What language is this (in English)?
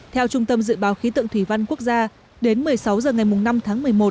Vietnamese